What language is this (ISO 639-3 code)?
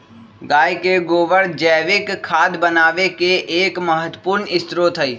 mag